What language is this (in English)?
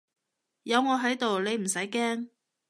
Cantonese